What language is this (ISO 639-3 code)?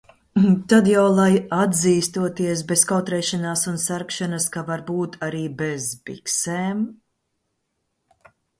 lav